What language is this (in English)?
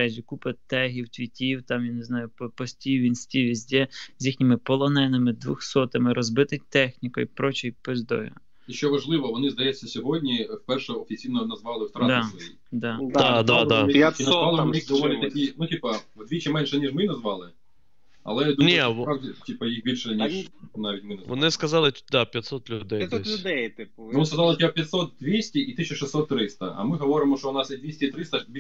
Ukrainian